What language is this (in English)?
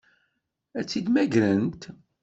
Kabyle